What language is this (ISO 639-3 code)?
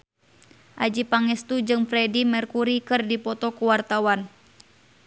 sun